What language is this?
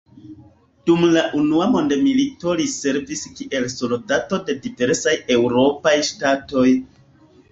Esperanto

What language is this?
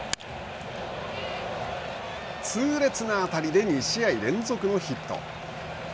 Japanese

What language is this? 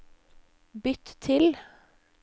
Norwegian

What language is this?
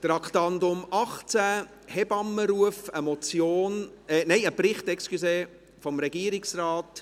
Swiss German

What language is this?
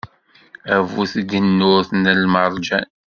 Kabyle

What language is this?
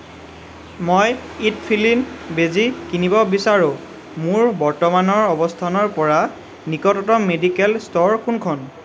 Assamese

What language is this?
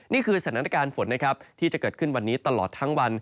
Thai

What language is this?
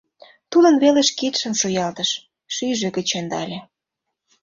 Mari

